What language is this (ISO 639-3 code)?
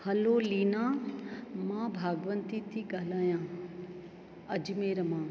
snd